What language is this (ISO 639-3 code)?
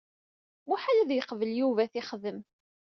kab